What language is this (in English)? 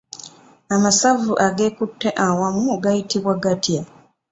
Ganda